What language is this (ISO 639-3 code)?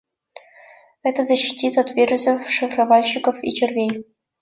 rus